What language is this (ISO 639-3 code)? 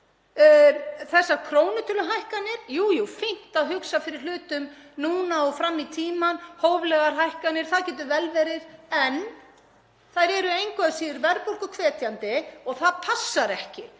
isl